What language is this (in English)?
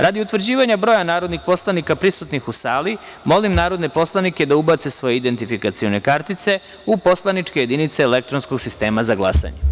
Serbian